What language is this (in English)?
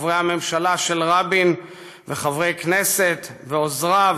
Hebrew